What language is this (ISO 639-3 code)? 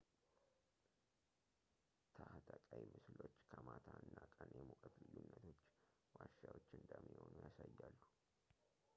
amh